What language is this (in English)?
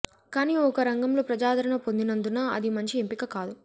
Telugu